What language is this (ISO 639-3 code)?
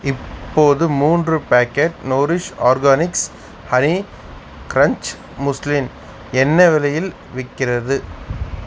tam